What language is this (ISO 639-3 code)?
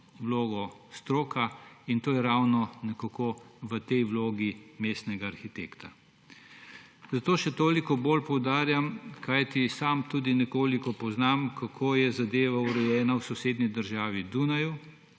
slv